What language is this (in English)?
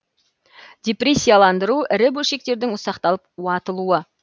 Kazakh